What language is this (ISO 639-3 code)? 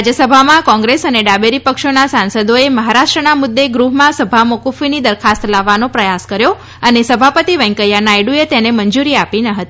guj